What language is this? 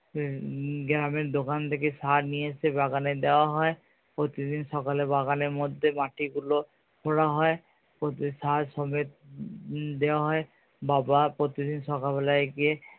Bangla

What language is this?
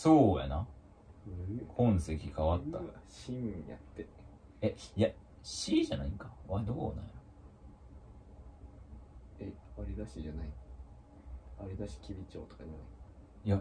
Japanese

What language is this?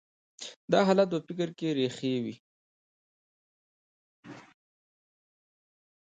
Pashto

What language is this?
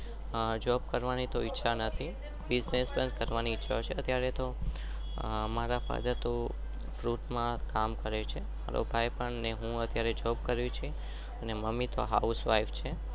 Gujarati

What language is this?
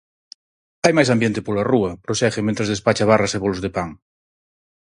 Galician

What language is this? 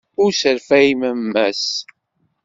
Kabyle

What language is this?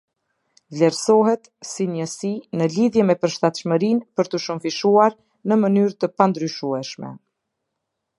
Albanian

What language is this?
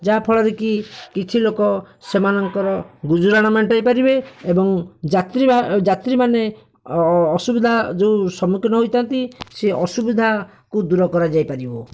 Odia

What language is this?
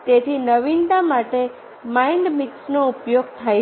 Gujarati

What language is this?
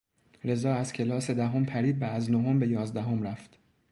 Persian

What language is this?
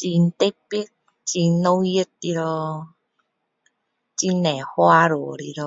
Min Dong Chinese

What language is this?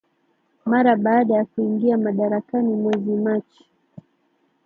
Swahili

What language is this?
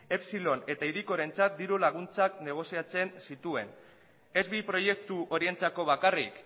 Basque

